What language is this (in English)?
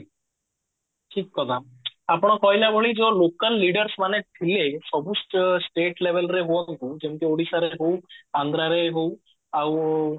Odia